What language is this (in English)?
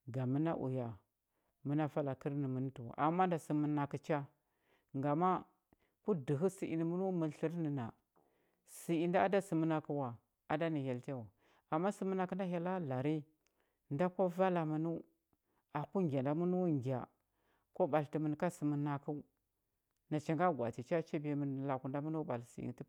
Huba